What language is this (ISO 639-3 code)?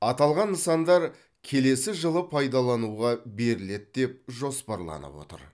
kaz